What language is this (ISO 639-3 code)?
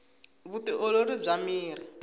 tso